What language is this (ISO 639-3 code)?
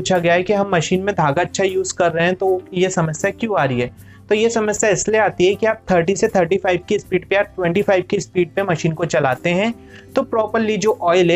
hin